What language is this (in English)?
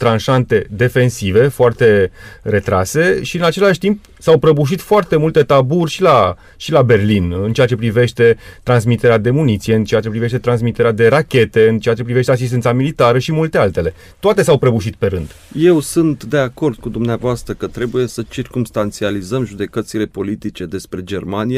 Romanian